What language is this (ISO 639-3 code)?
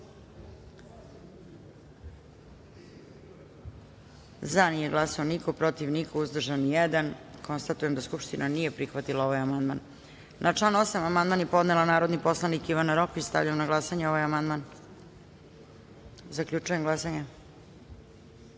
srp